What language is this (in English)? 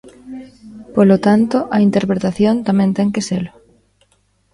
Galician